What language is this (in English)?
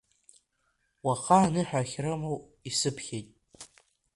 Abkhazian